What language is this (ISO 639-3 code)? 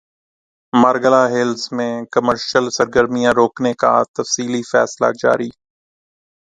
urd